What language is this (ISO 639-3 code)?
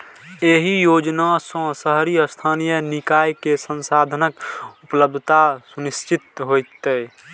mai